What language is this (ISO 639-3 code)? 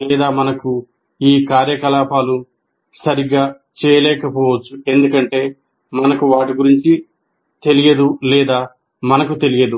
tel